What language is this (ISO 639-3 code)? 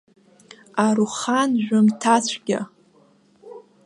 abk